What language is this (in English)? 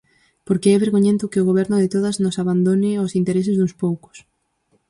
Galician